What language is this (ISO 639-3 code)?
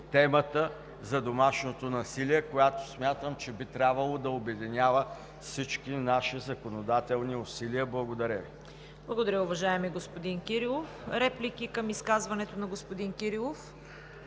bul